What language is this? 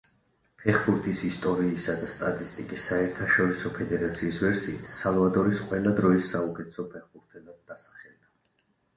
Georgian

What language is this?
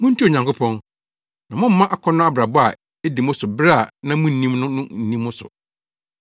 Akan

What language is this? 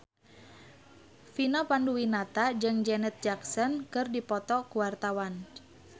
Sundanese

